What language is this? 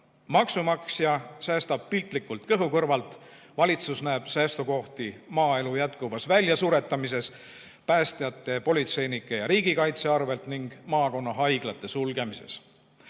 Estonian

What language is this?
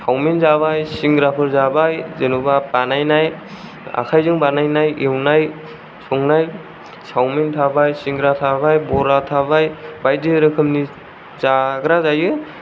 Bodo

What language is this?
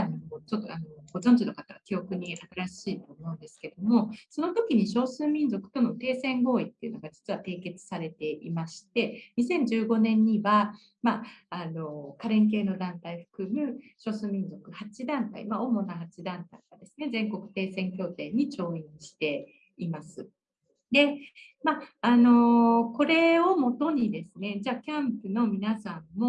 Japanese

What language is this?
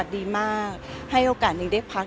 Thai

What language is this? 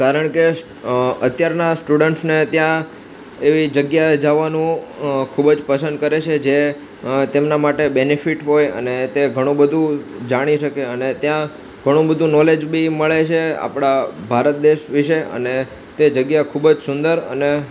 Gujarati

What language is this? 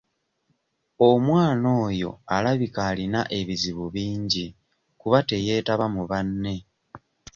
Ganda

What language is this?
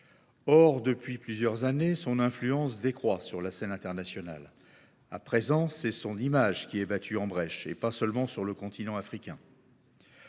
French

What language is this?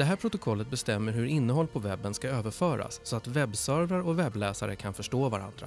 Swedish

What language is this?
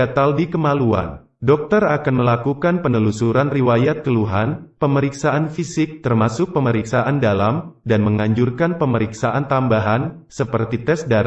Indonesian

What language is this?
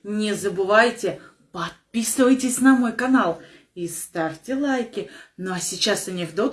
Russian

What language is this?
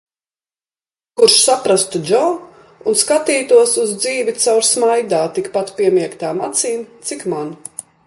Latvian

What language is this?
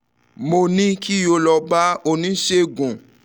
Yoruba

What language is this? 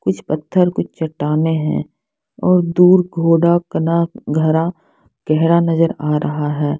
Hindi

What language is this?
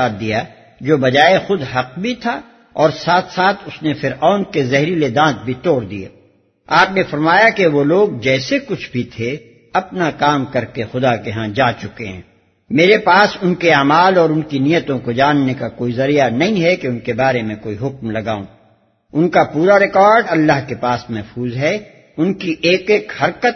Urdu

